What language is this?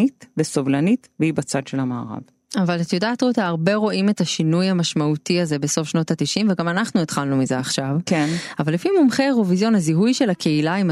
Hebrew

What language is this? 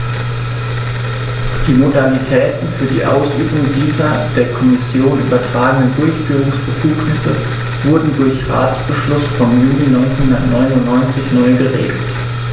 German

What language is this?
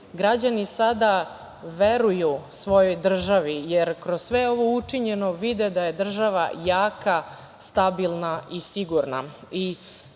Serbian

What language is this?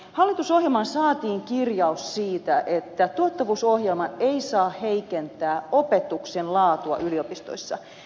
Finnish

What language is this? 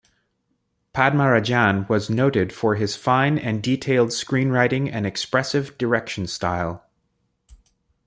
English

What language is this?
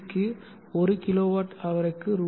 Tamil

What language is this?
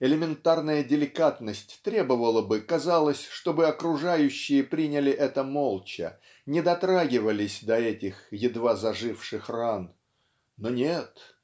Russian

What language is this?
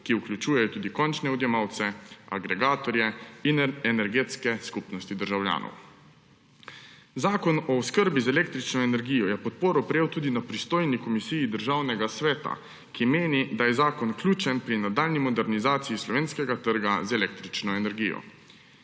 Slovenian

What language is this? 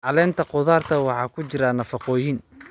Somali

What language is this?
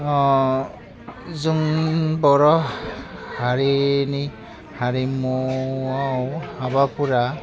Bodo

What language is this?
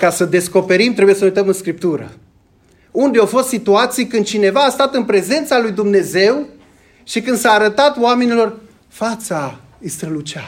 Romanian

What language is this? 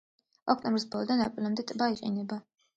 Georgian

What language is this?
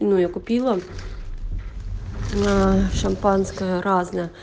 Russian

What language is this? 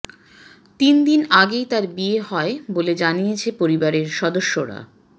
Bangla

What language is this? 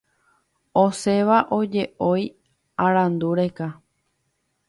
Guarani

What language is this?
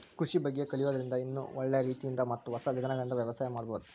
Kannada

